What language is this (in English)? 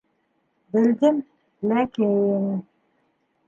Bashkir